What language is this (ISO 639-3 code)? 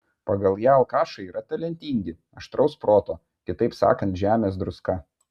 lit